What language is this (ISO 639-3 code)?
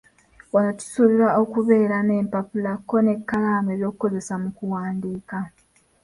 lug